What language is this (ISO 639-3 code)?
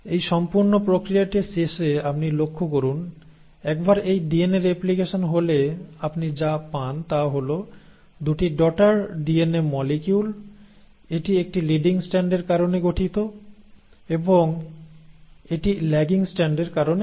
ben